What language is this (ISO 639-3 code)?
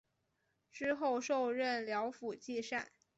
zho